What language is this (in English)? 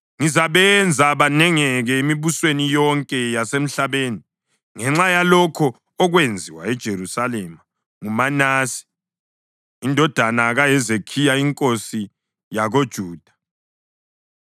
North Ndebele